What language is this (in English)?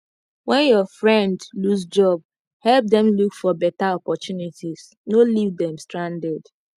Nigerian Pidgin